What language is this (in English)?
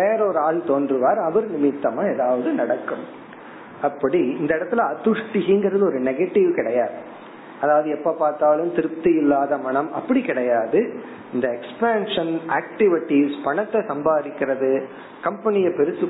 Tamil